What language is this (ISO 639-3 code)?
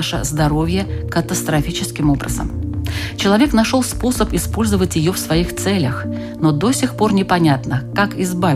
rus